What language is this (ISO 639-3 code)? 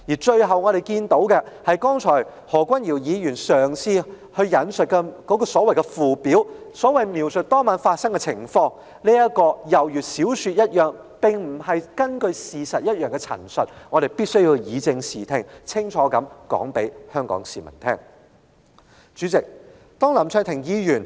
yue